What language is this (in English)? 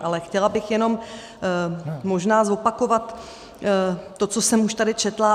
Czech